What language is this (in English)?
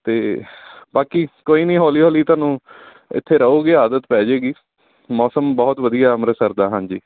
Punjabi